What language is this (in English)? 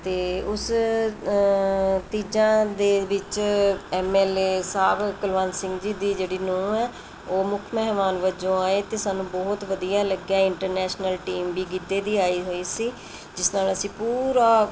Punjabi